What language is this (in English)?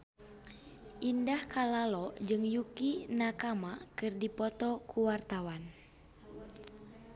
Sundanese